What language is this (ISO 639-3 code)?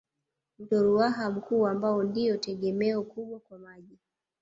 swa